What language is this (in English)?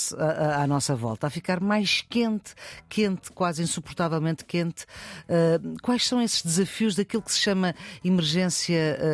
Portuguese